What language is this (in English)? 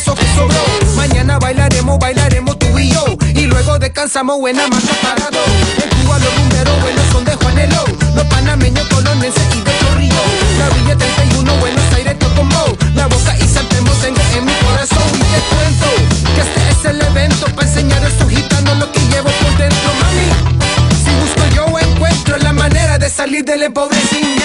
Italian